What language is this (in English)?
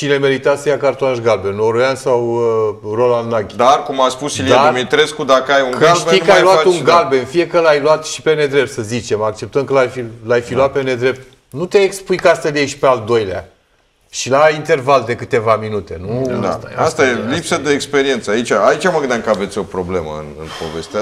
Romanian